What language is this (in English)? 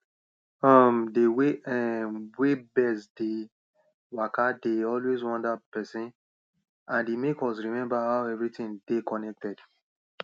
Nigerian Pidgin